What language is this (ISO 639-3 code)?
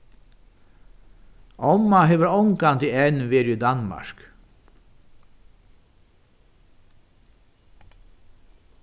fao